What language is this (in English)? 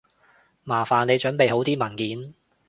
Cantonese